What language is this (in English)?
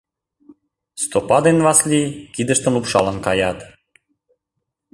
Mari